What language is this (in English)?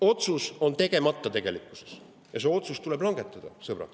Estonian